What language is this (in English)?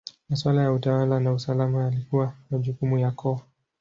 Swahili